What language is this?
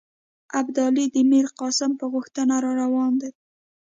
Pashto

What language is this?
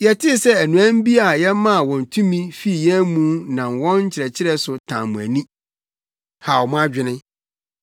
Akan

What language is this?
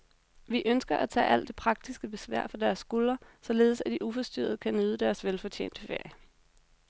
Danish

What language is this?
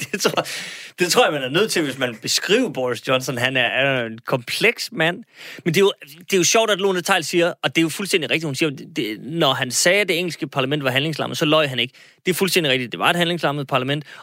Danish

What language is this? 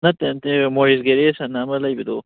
Manipuri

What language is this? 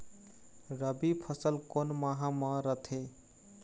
Chhattisgarhi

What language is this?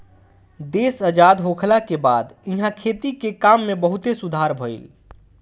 Bhojpuri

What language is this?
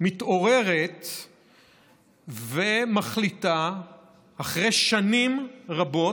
Hebrew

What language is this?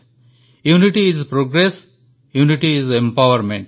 Odia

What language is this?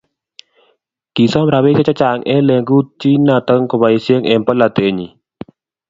Kalenjin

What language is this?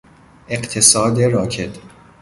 Persian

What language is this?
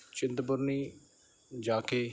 Punjabi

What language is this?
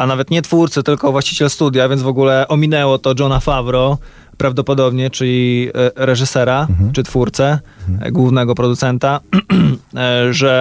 Polish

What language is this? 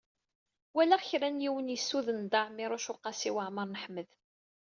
Kabyle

